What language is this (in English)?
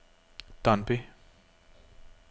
Danish